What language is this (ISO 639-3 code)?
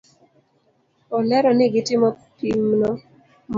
luo